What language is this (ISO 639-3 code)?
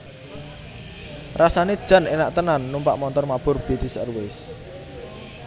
jav